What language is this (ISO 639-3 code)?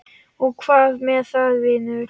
isl